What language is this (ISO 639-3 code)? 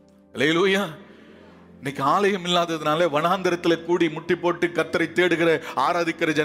tam